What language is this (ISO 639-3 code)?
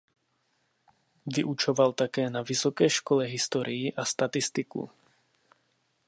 ces